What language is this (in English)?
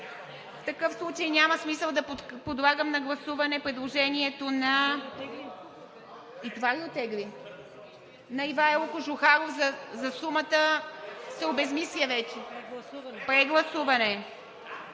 Bulgarian